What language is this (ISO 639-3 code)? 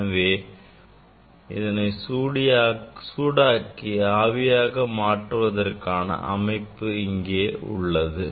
tam